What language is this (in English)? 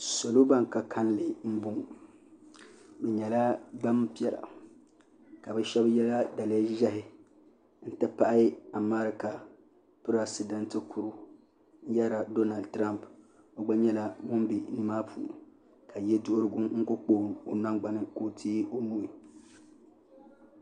Dagbani